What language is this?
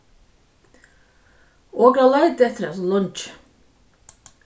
Faroese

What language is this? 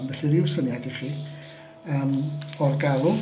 Welsh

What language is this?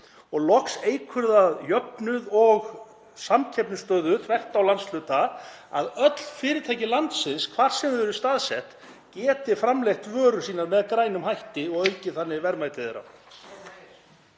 Icelandic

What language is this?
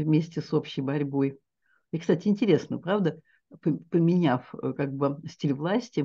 Russian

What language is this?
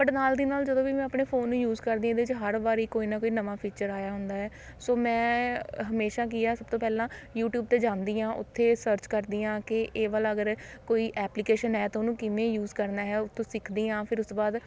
Punjabi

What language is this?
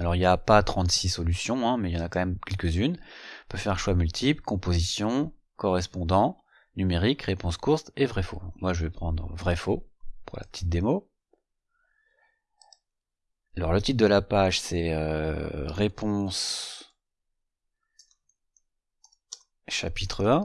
French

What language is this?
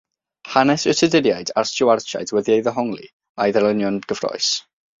Welsh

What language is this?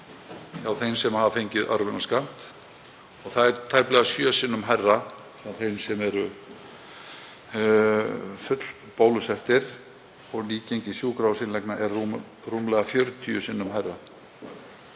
Icelandic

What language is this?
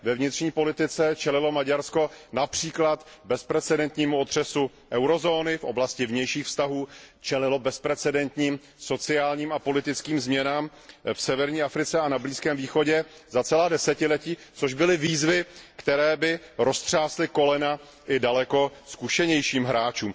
Czech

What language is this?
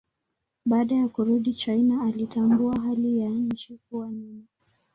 Swahili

